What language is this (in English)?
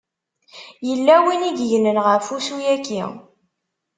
Kabyle